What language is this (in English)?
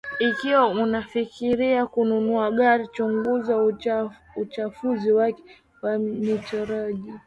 Swahili